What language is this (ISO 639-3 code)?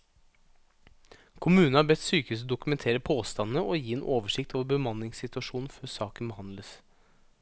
nor